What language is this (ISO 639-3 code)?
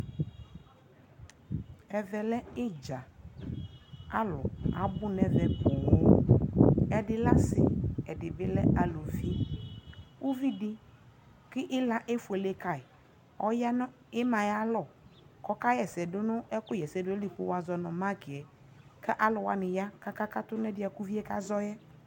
kpo